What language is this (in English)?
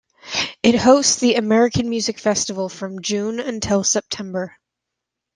English